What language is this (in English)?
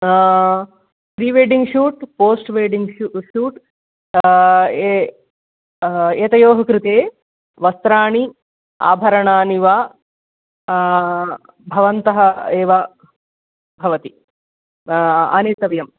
Sanskrit